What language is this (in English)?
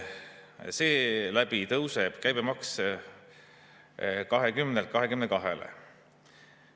Estonian